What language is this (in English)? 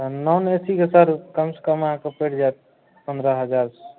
Maithili